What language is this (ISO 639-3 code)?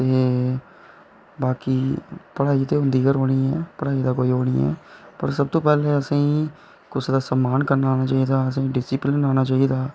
doi